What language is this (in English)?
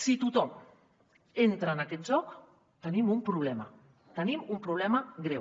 Catalan